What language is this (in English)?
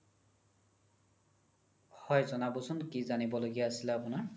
Assamese